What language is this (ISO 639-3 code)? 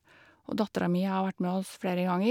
nor